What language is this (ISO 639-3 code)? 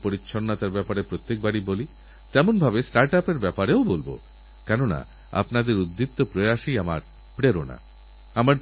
ben